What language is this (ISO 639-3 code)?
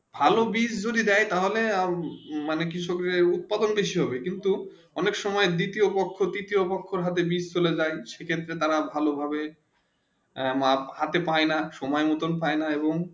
ben